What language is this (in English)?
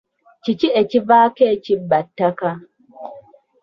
Ganda